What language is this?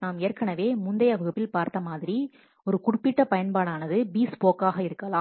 Tamil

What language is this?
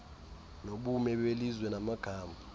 Xhosa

